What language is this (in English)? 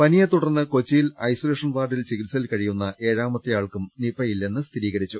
Malayalam